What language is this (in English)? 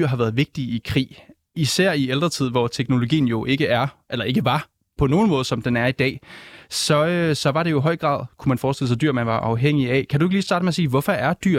Danish